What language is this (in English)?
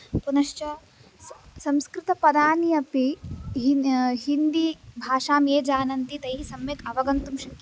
Sanskrit